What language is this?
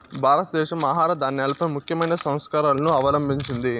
Telugu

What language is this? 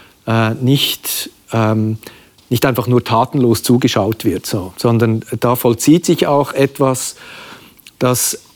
German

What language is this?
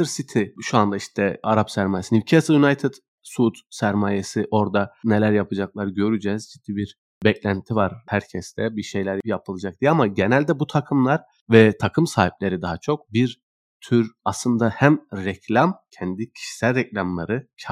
Turkish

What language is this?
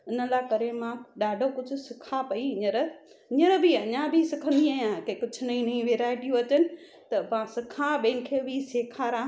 Sindhi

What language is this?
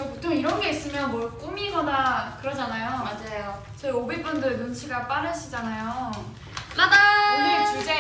Korean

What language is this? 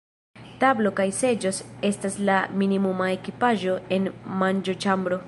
Esperanto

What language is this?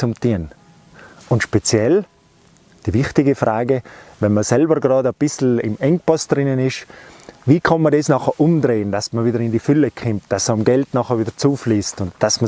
German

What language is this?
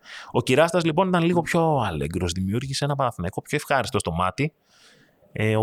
Greek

